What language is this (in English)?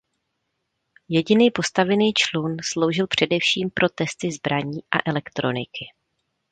Czech